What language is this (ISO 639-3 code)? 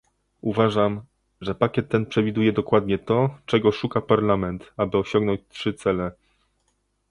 pol